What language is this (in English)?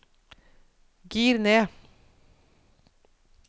Norwegian